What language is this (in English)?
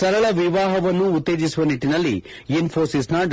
Kannada